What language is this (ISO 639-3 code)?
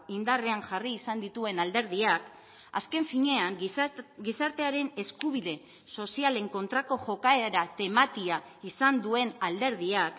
eus